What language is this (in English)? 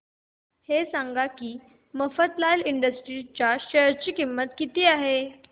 Marathi